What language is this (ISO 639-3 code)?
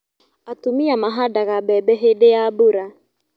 kik